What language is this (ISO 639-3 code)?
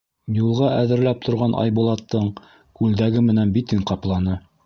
bak